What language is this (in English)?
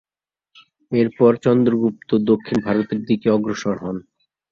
Bangla